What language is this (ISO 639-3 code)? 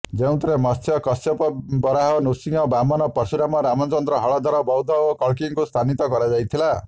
ori